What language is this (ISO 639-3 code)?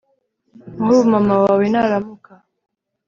kin